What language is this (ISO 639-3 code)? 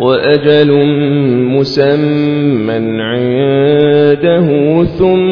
ara